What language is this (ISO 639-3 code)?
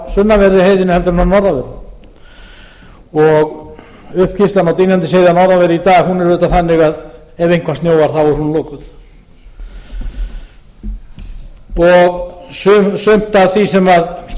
isl